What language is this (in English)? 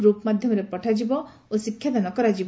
Odia